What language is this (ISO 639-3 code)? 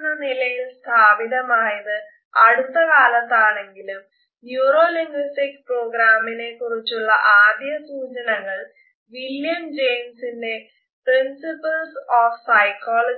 mal